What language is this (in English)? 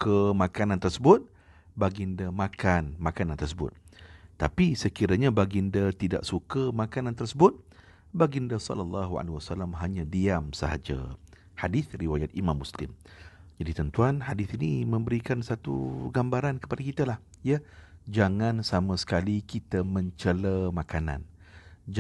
Malay